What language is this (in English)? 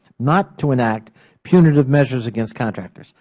English